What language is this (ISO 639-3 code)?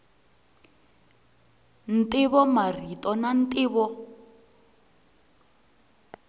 tso